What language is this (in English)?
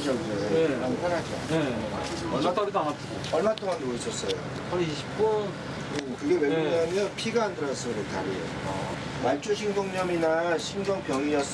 Korean